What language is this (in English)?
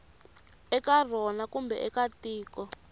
Tsonga